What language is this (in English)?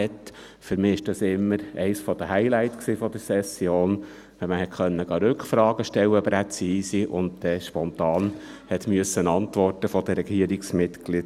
Swiss German